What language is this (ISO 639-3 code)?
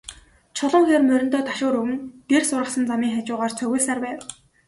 mon